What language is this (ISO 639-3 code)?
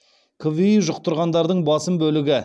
kaz